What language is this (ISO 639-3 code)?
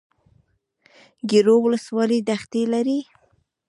pus